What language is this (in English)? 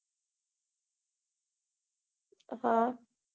Gujarati